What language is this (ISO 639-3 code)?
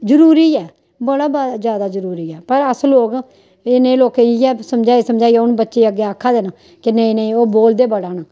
doi